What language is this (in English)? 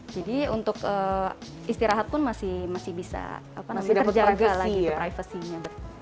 Indonesian